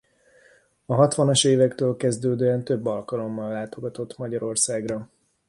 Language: Hungarian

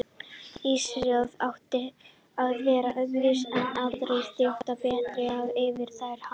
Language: Icelandic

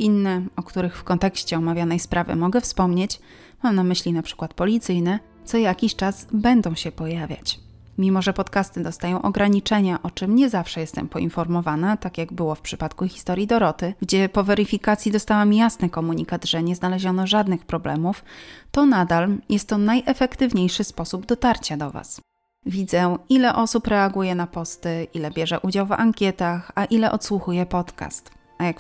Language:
Polish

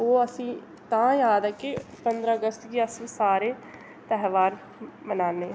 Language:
Dogri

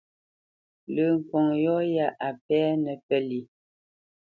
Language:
Bamenyam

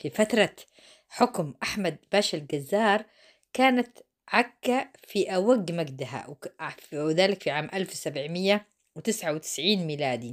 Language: Arabic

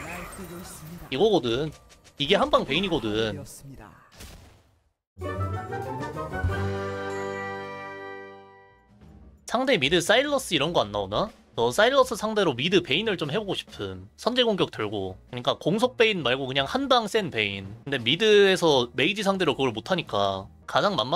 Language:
Korean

